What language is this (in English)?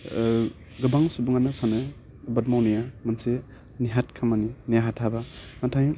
Bodo